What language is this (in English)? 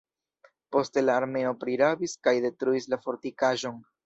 Esperanto